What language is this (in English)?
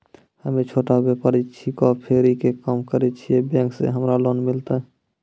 Maithili